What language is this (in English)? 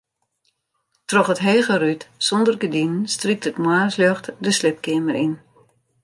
Western Frisian